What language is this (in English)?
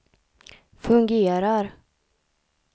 Swedish